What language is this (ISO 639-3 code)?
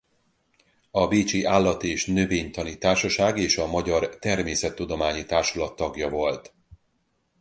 hun